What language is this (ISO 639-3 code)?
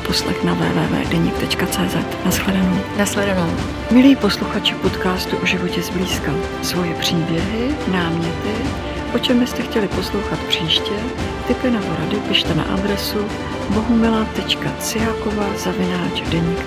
ces